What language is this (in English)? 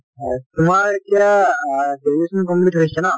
Assamese